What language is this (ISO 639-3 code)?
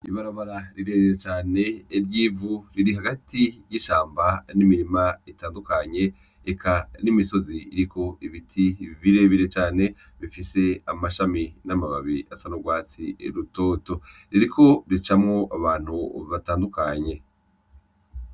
run